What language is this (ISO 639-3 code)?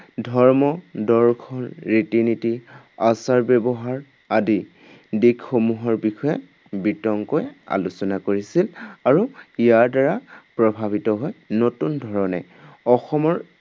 asm